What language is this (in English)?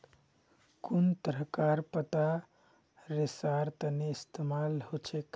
Magahi